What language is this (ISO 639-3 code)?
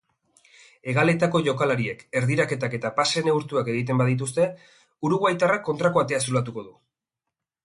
eus